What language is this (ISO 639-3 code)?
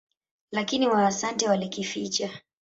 swa